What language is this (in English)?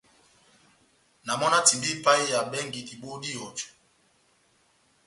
Batanga